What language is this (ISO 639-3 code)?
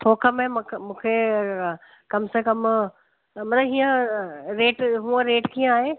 snd